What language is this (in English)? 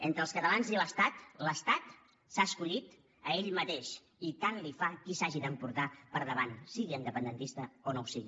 Catalan